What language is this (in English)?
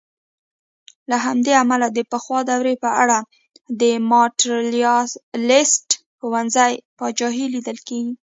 Pashto